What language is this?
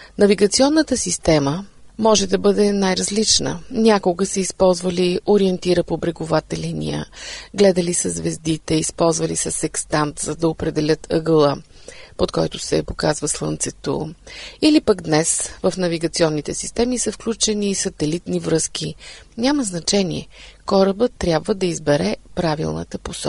Bulgarian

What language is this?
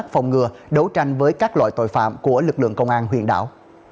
Vietnamese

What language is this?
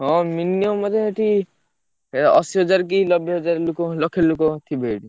Odia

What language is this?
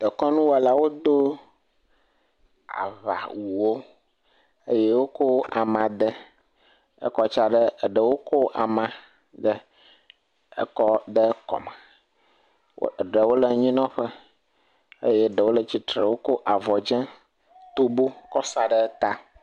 Ewe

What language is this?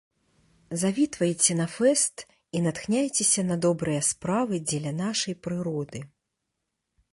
Belarusian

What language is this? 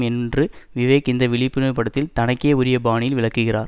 Tamil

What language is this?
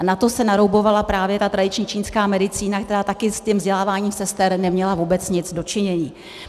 Czech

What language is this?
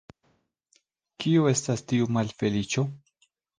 Esperanto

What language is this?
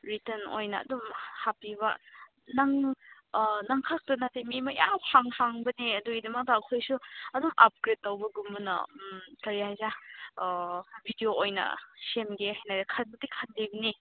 Manipuri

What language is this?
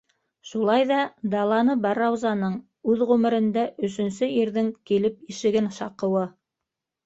Bashkir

